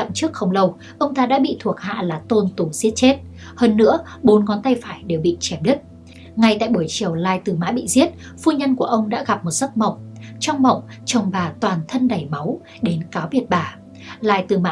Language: Vietnamese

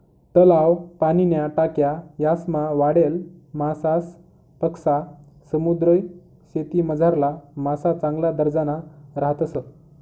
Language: Marathi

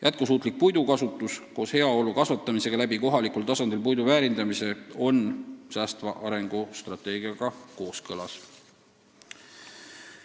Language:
Estonian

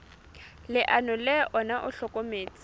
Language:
Southern Sotho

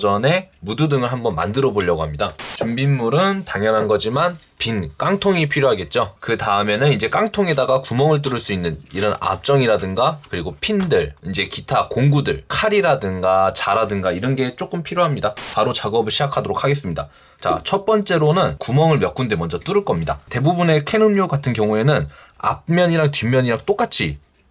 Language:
Korean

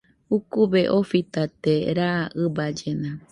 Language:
Nüpode Huitoto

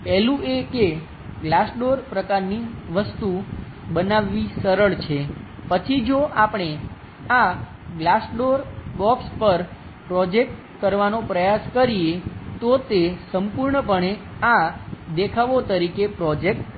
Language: Gujarati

